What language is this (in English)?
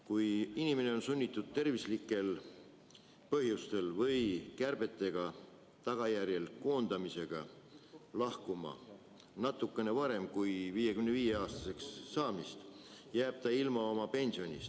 Estonian